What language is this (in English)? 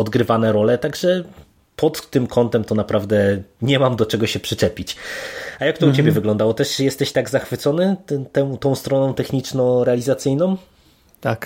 Polish